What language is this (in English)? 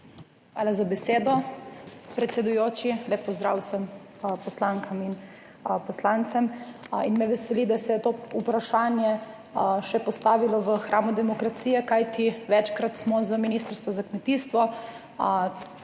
Slovenian